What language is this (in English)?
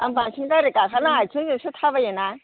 Bodo